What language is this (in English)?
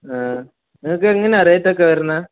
Malayalam